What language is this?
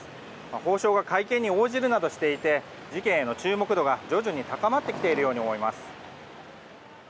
Japanese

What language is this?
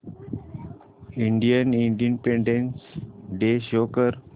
Marathi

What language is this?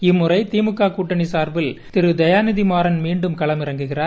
Tamil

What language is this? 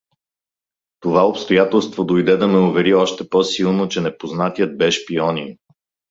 Bulgarian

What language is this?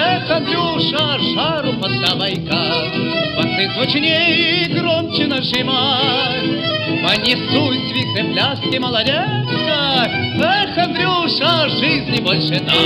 Russian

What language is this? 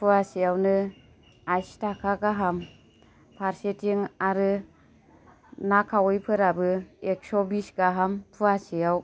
Bodo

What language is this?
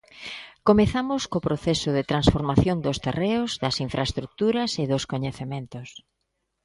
Galician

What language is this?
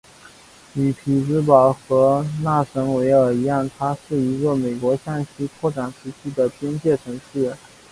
Chinese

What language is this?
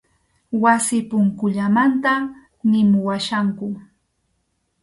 Arequipa-La Unión Quechua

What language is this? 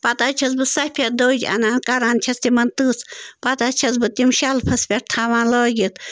Kashmiri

